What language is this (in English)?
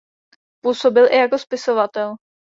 Czech